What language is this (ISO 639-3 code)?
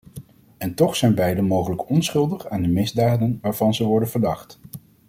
nld